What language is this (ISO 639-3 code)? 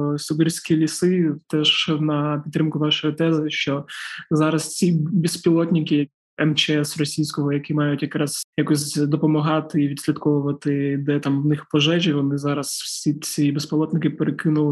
ukr